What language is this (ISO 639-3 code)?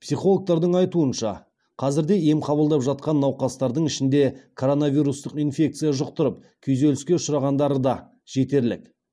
kaz